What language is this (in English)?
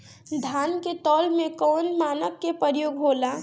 Bhojpuri